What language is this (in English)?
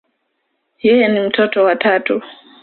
Swahili